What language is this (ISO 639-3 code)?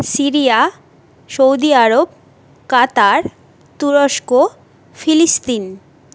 ben